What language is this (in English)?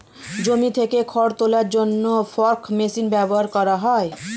Bangla